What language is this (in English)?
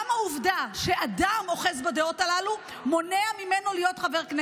Hebrew